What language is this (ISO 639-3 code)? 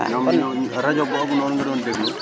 wol